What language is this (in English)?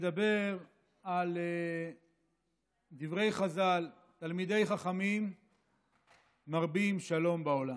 Hebrew